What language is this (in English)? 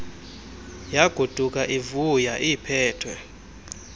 Xhosa